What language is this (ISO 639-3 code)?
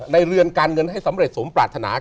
tha